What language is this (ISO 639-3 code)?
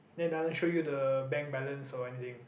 eng